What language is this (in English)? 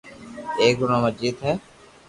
Loarki